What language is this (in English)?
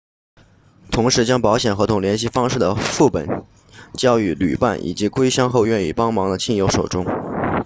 Chinese